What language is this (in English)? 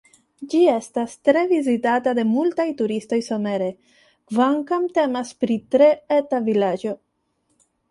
Esperanto